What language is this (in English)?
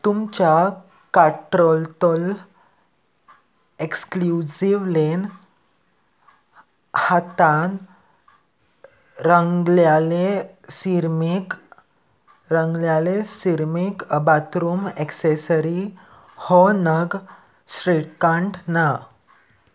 Konkani